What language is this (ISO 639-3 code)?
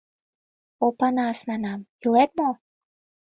chm